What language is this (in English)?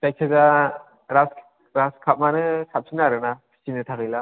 Bodo